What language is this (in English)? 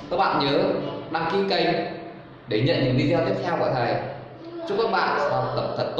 Vietnamese